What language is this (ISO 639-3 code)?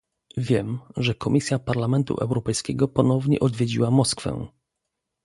pol